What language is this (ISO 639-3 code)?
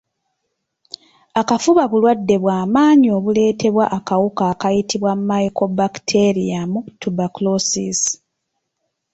lug